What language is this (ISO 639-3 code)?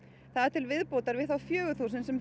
isl